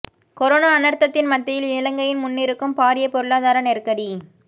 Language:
Tamil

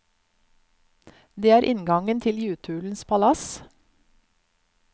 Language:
Norwegian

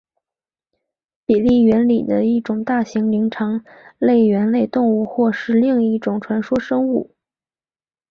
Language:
Chinese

